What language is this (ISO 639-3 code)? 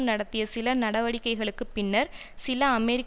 tam